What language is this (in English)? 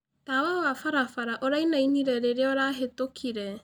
Kikuyu